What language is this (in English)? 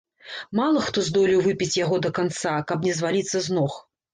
Belarusian